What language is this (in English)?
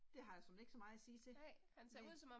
Danish